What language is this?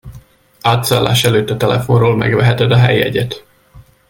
Hungarian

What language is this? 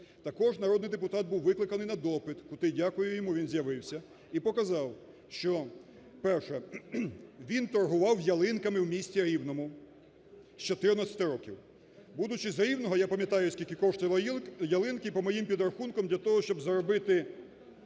Ukrainian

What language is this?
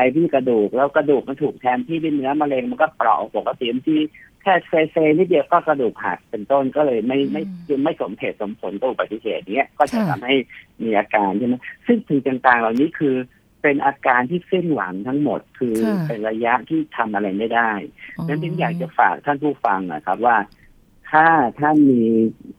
Thai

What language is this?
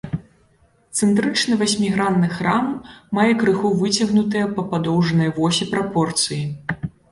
Belarusian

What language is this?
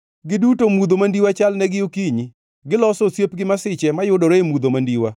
Luo (Kenya and Tanzania)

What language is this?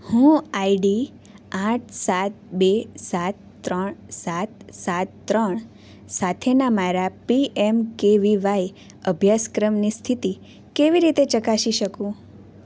Gujarati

